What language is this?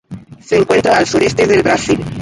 Spanish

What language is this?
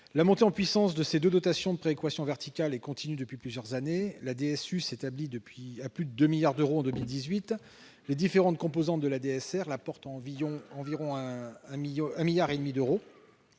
French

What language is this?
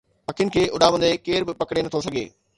Sindhi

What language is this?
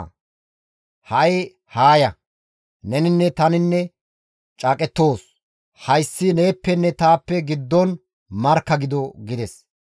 Gamo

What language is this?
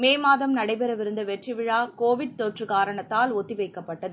Tamil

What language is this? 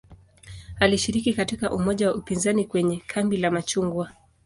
Swahili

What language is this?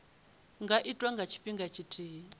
Venda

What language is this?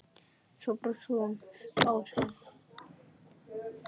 Icelandic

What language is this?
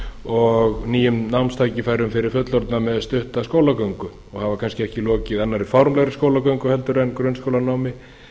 Icelandic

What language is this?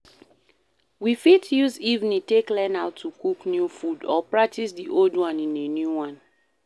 Nigerian Pidgin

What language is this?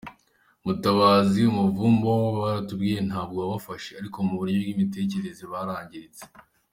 Kinyarwanda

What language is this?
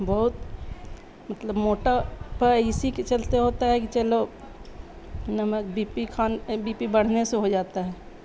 Urdu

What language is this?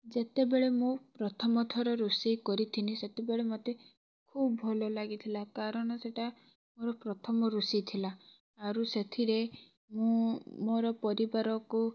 Odia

